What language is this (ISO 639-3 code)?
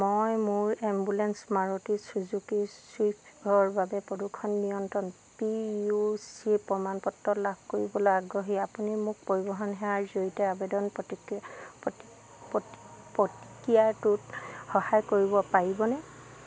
asm